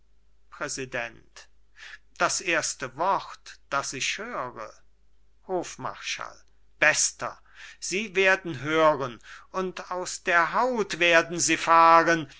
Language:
German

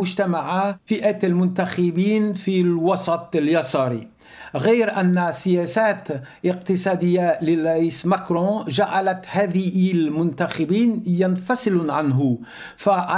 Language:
Arabic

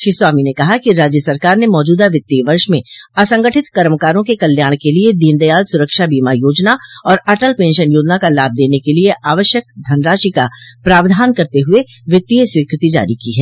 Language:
Hindi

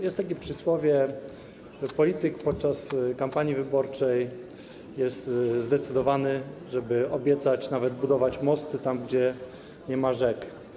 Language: Polish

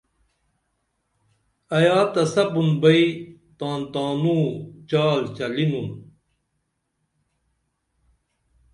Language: Dameli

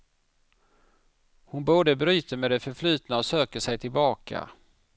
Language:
Swedish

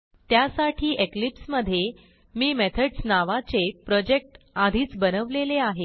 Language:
Marathi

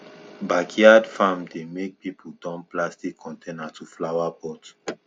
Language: Nigerian Pidgin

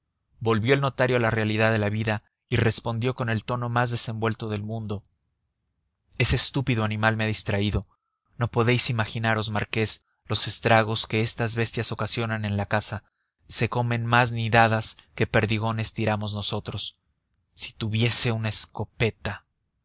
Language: Spanish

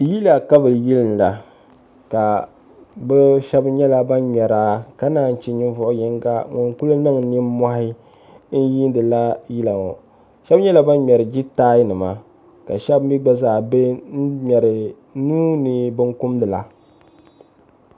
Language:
Dagbani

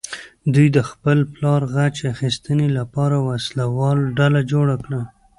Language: Pashto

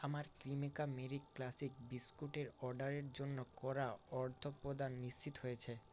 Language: Bangla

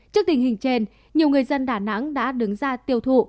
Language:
Vietnamese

